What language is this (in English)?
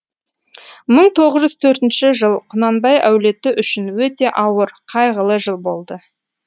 Kazakh